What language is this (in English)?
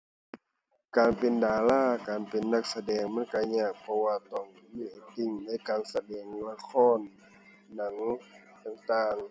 Thai